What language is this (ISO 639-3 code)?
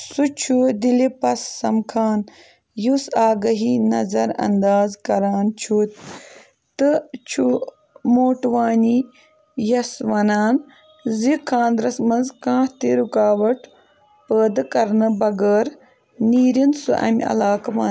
kas